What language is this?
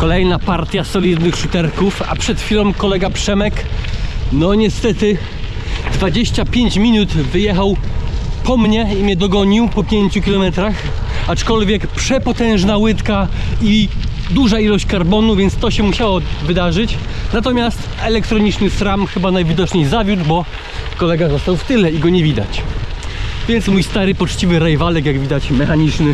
Polish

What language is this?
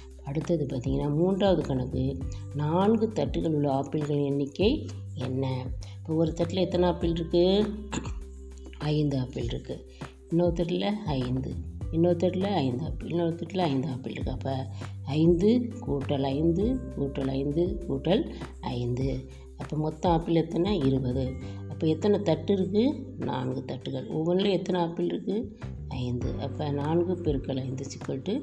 Tamil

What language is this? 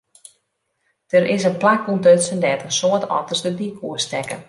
Western Frisian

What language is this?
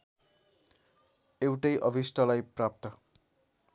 Nepali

